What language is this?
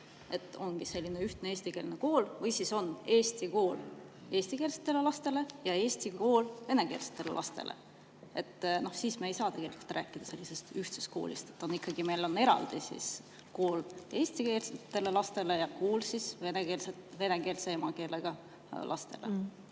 Estonian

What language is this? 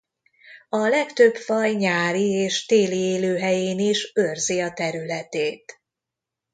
Hungarian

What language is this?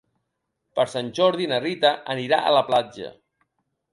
Catalan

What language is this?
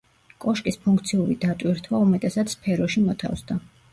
Georgian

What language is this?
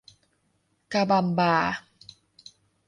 Thai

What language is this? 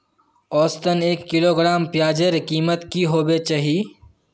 Magahi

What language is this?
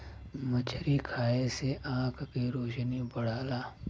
Bhojpuri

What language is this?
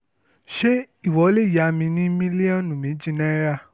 Yoruba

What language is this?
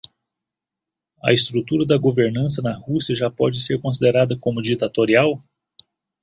Portuguese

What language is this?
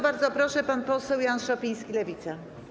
Polish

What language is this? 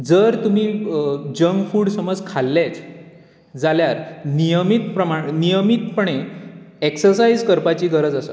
Konkani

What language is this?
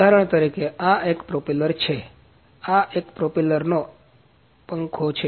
Gujarati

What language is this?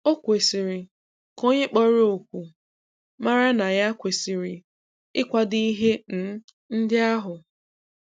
Igbo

